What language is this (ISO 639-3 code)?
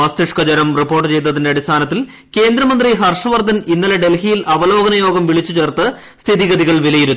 mal